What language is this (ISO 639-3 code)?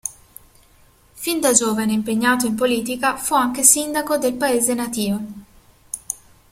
ita